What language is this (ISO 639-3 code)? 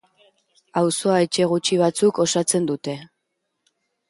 eus